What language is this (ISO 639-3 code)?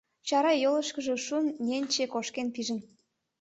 chm